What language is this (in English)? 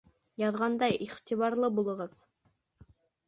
Bashkir